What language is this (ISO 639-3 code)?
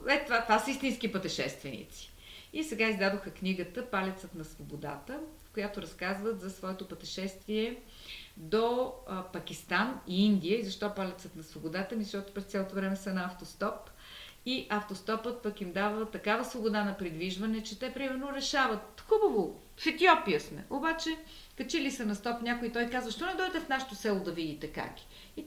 bul